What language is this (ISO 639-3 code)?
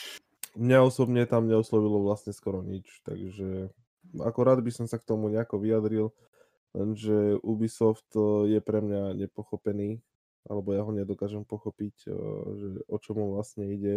slk